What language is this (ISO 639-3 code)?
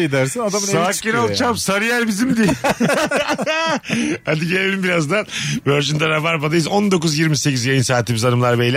tur